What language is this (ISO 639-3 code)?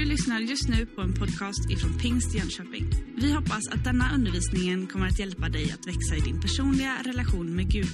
swe